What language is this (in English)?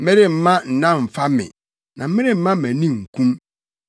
Akan